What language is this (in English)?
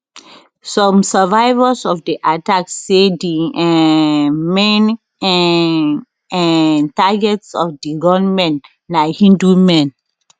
Nigerian Pidgin